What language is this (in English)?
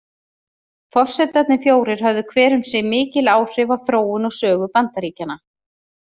Icelandic